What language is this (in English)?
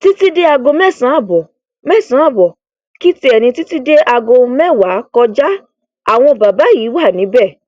Yoruba